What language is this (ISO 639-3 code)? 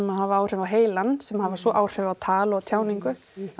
isl